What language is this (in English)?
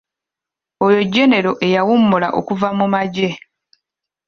Ganda